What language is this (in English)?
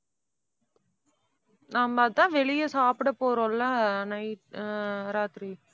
Tamil